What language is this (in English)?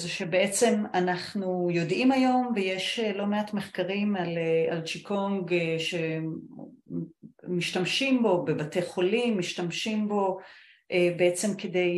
Hebrew